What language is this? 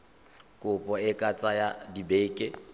Tswana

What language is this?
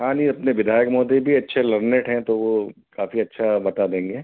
Hindi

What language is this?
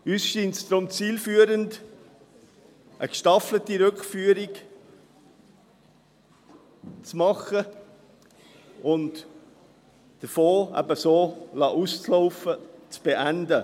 Swiss German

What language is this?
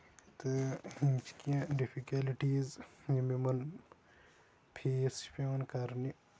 Kashmiri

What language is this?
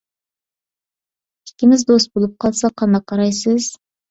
Uyghur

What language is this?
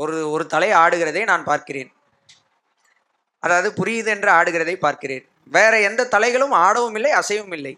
Tamil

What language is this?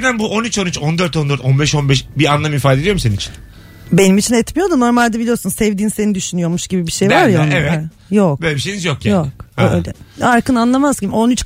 Turkish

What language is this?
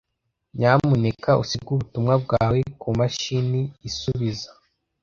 Kinyarwanda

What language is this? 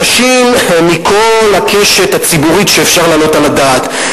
Hebrew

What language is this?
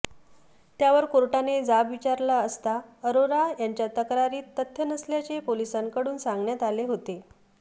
Marathi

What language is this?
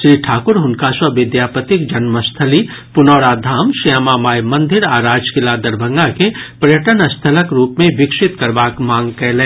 Maithili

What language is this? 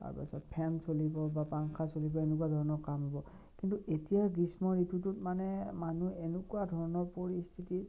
Assamese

